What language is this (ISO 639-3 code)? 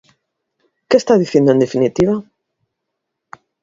glg